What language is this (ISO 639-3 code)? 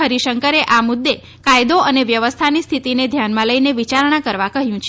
guj